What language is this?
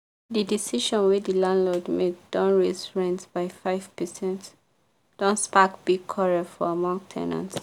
Nigerian Pidgin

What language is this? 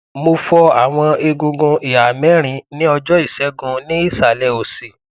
Yoruba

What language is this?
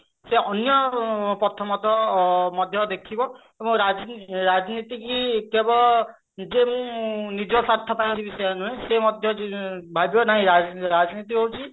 Odia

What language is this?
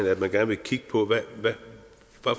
Danish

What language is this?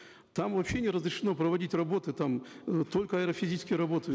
Kazakh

